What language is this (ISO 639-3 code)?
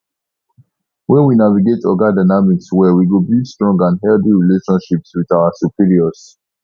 pcm